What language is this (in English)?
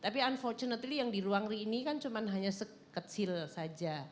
Indonesian